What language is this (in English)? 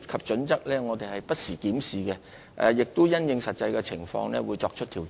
Cantonese